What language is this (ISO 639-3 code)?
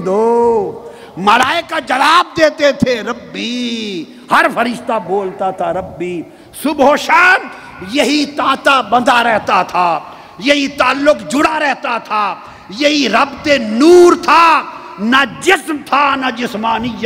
urd